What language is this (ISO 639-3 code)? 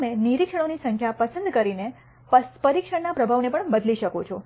guj